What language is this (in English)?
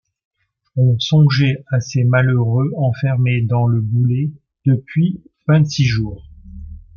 French